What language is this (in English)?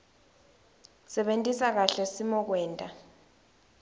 Swati